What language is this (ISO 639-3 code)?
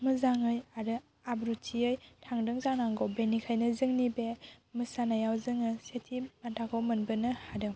brx